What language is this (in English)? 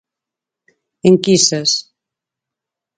Galician